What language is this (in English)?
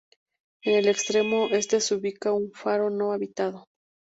Spanish